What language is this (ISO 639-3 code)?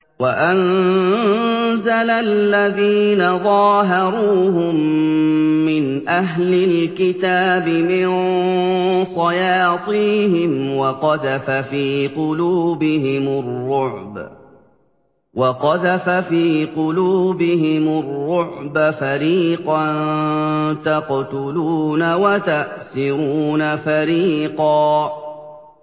ara